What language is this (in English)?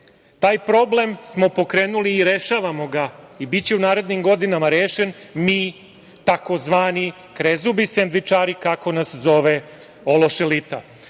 Serbian